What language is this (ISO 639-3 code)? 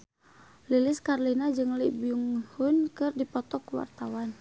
sun